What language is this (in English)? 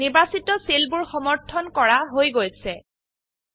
Assamese